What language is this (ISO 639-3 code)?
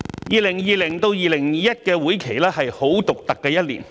yue